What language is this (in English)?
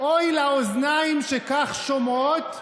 Hebrew